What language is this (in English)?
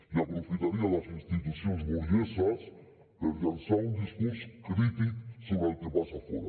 Catalan